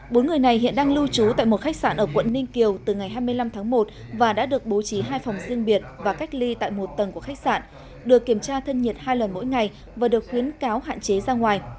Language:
Vietnamese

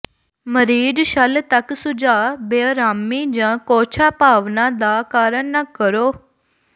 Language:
Punjabi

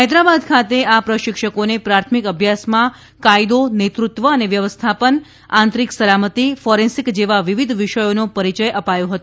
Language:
Gujarati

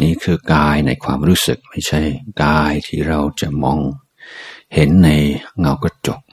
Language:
Thai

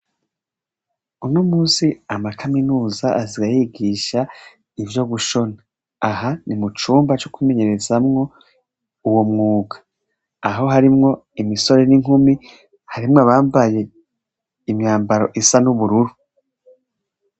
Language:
Rundi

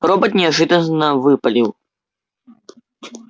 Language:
Russian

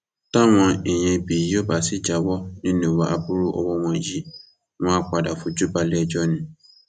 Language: Yoruba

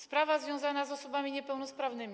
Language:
Polish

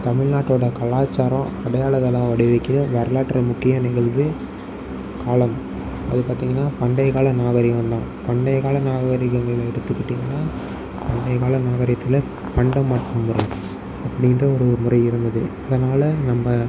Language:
Tamil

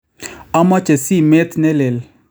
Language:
Kalenjin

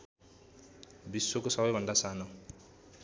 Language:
Nepali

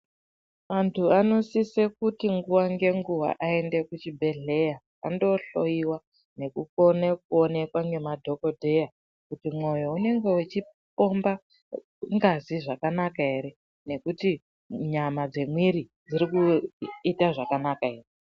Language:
Ndau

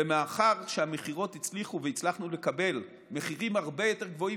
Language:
Hebrew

